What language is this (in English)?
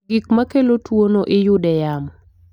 Luo (Kenya and Tanzania)